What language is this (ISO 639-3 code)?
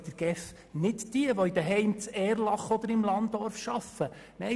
gsw